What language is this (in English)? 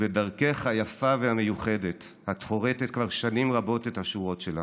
Hebrew